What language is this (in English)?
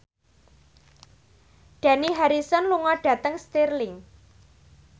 Javanese